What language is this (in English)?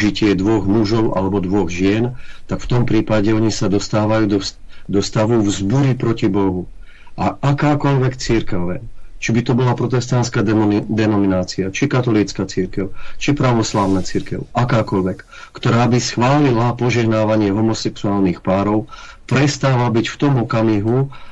Czech